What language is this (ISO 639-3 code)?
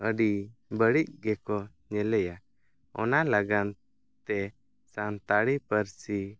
sat